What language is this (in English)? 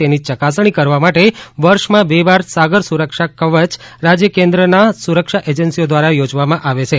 Gujarati